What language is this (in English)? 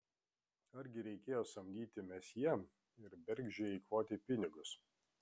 Lithuanian